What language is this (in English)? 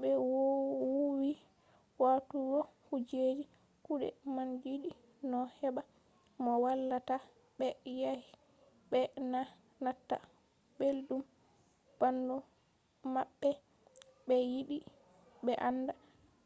Fula